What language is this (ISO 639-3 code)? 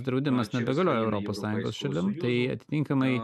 lit